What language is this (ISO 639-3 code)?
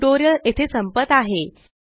mar